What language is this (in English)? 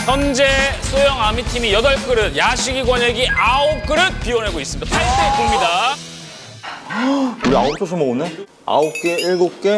Korean